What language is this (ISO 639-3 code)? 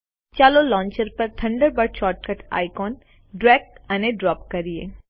guj